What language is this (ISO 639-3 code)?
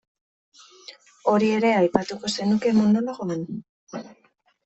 eus